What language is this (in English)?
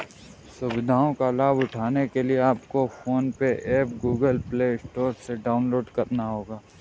Hindi